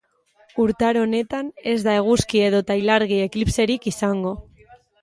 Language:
Basque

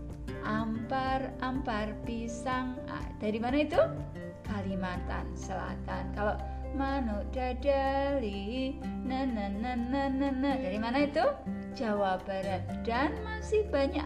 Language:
Indonesian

